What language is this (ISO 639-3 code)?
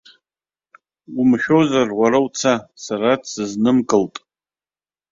abk